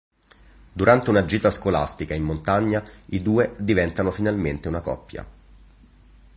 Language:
Italian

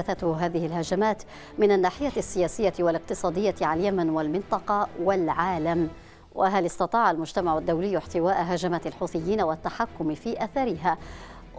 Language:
Arabic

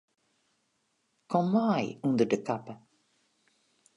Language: Western Frisian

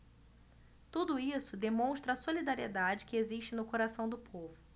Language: Portuguese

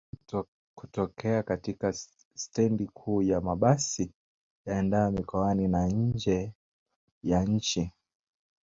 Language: Swahili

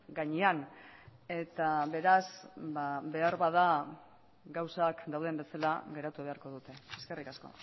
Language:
Basque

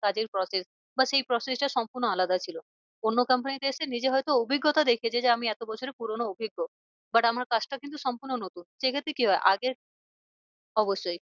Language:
Bangla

